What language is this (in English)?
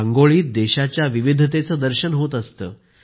Marathi